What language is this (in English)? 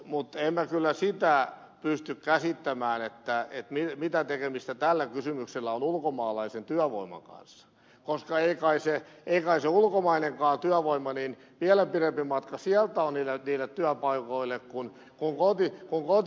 Finnish